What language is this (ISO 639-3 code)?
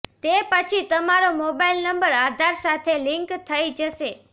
guj